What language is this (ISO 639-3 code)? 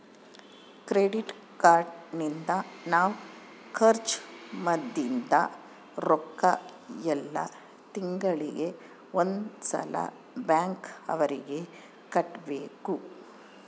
kan